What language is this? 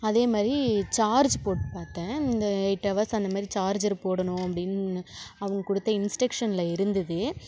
Tamil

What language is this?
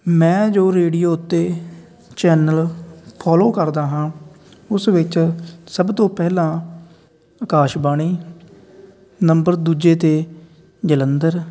Punjabi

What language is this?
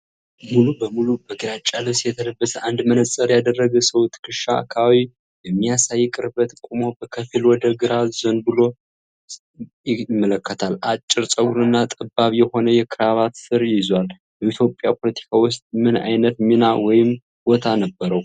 Amharic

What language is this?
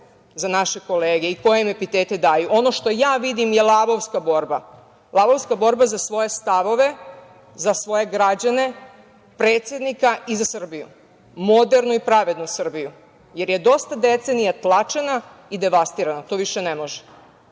Serbian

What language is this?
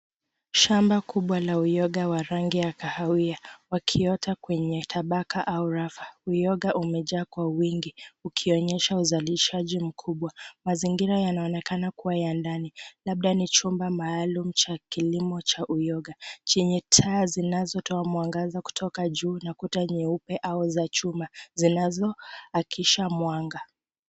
Swahili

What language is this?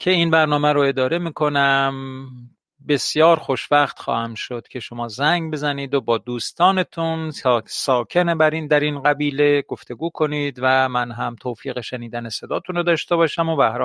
Persian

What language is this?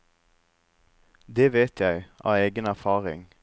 Norwegian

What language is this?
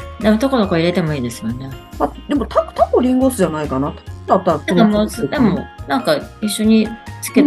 Japanese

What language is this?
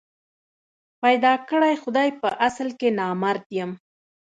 Pashto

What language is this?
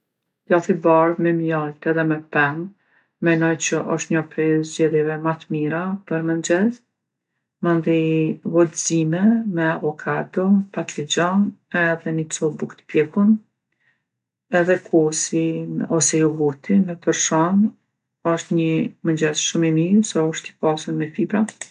Gheg Albanian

